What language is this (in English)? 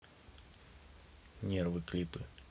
Russian